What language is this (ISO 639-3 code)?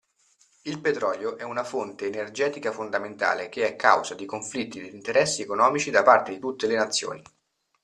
ita